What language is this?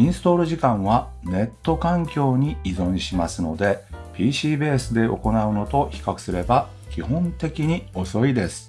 Japanese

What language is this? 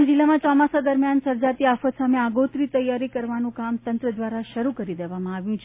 Gujarati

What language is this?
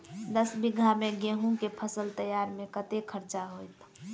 Maithili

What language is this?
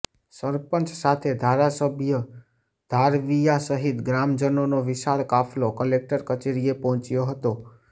Gujarati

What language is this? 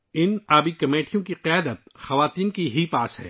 Urdu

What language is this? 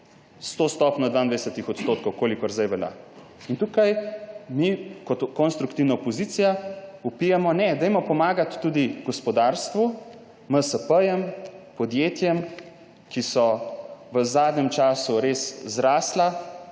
Slovenian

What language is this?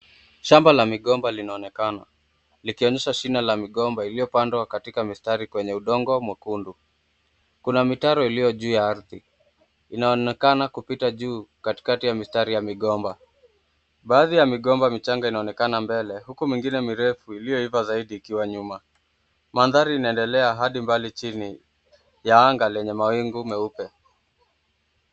Swahili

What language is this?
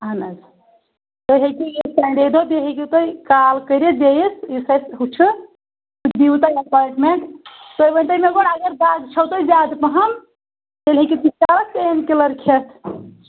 Kashmiri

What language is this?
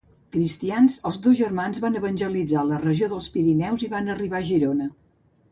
Catalan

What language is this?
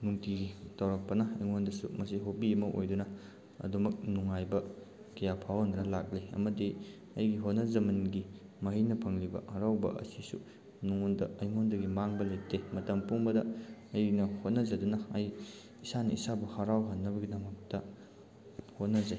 Manipuri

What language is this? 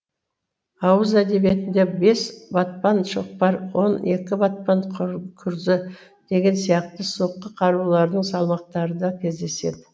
Kazakh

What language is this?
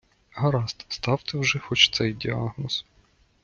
Ukrainian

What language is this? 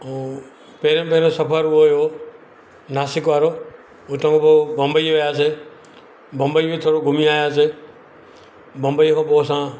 Sindhi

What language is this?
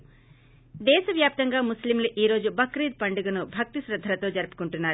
Telugu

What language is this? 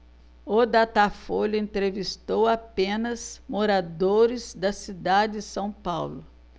Portuguese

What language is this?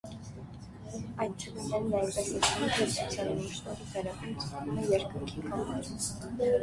Armenian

